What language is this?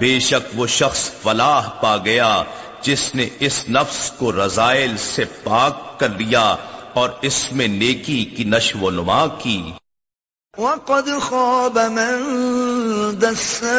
Urdu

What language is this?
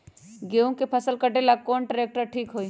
Magahi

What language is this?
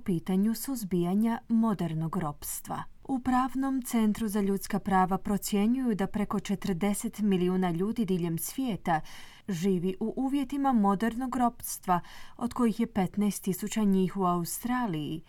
Croatian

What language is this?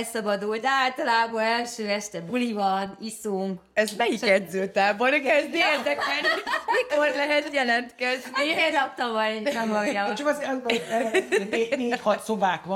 Hungarian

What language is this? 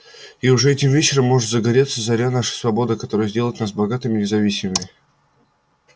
Russian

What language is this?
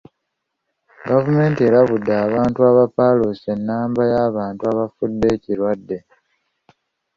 Ganda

